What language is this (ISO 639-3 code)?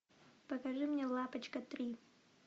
rus